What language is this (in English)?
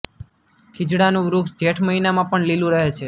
Gujarati